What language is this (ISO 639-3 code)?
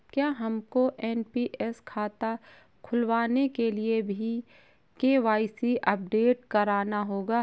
hin